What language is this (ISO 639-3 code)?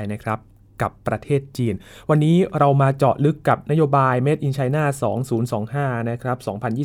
tha